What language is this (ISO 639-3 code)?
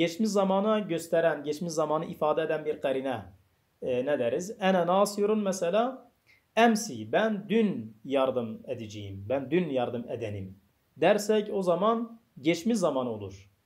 tur